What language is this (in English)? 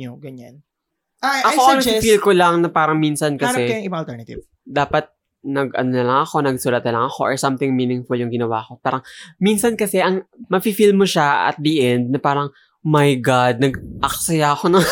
Filipino